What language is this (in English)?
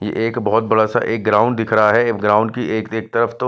Hindi